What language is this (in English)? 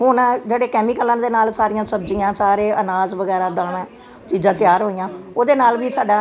Punjabi